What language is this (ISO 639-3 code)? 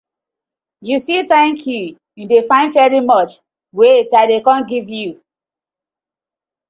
pcm